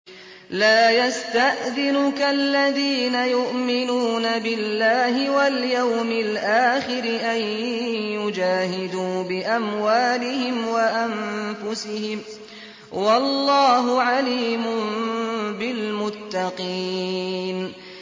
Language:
Arabic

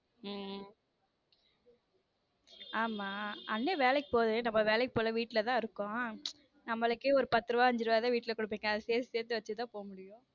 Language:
Tamil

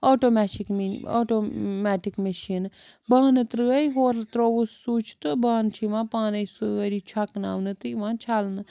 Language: Kashmiri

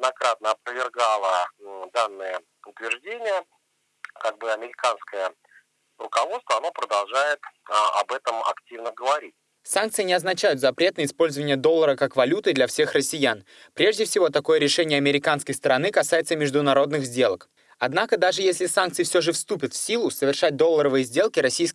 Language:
Russian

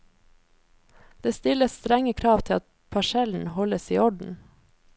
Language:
Norwegian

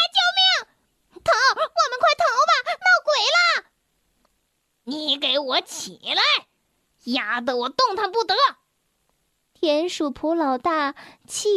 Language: Chinese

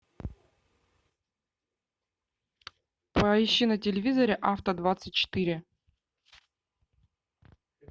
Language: Russian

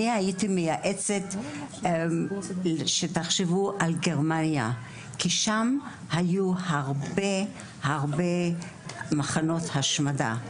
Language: Hebrew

